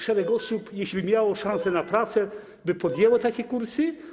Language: Polish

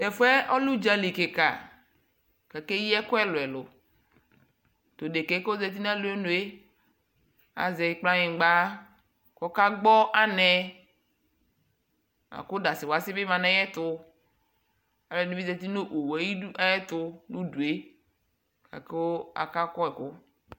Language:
Ikposo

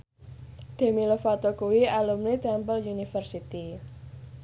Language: Javanese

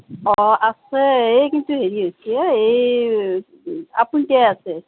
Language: Assamese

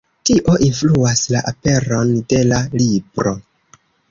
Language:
Esperanto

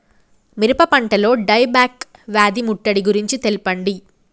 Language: Telugu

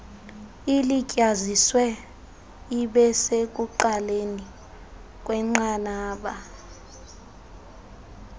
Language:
Xhosa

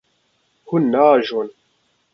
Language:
Kurdish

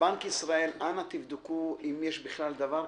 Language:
Hebrew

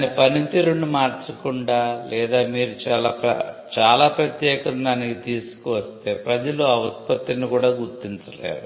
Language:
Telugu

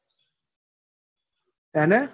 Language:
Gujarati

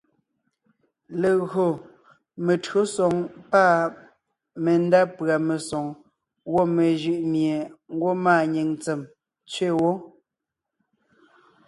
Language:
Ngiemboon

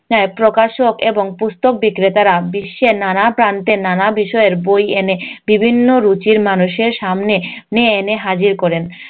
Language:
Bangla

